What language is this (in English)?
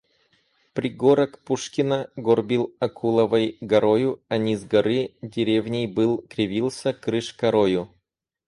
Russian